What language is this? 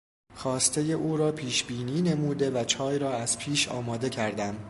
Persian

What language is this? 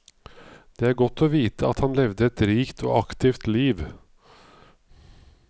Norwegian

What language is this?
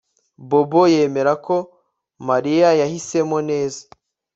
Kinyarwanda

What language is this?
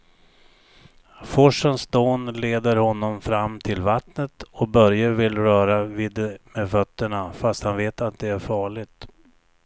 Swedish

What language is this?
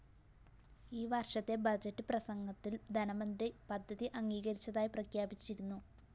Malayalam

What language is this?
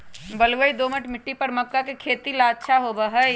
Magahi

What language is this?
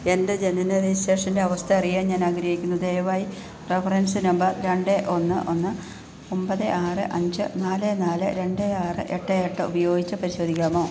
Malayalam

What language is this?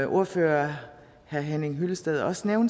Danish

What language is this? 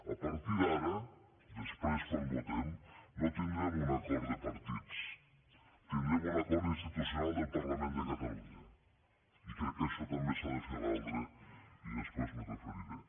Catalan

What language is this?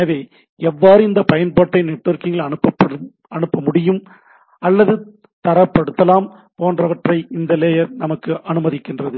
Tamil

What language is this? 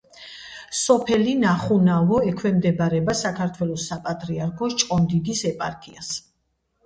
Georgian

